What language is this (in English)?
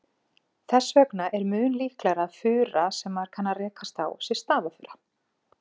Icelandic